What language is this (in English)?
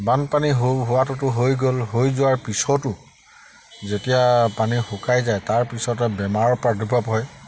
Assamese